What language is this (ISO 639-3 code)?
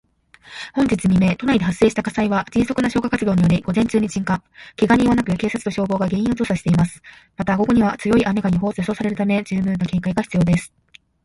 jpn